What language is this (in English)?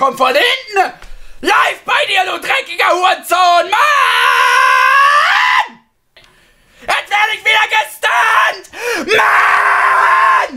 German